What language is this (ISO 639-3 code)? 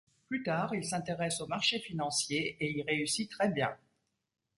fra